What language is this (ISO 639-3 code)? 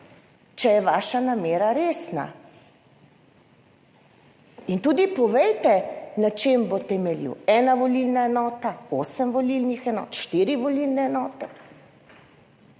slv